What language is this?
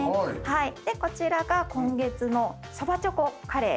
Japanese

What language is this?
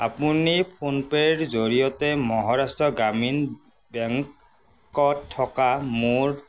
Assamese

